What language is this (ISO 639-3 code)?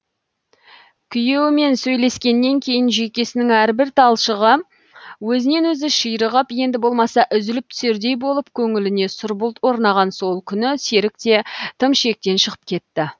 kaz